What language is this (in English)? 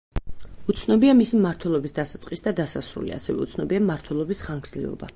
Georgian